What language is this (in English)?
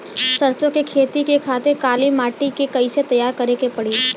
Bhojpuri